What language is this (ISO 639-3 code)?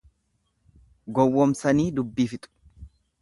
orm